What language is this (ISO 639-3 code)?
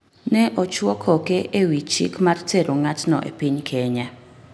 luo